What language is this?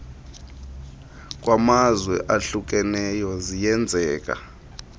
Xhosa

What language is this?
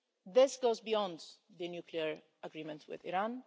English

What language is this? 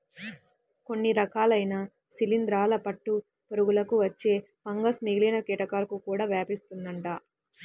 Telugu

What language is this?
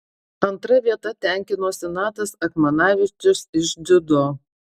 Lithuanian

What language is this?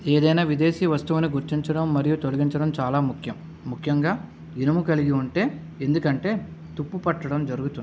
Telugu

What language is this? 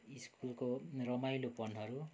Nepali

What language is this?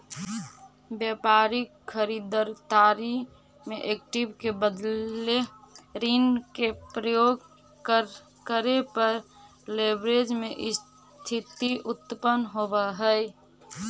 Magahi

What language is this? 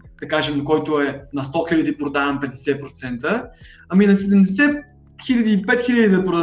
Bulgarian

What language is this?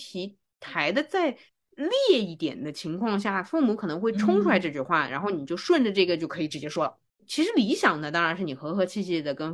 Chinese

